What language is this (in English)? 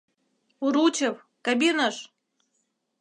Mari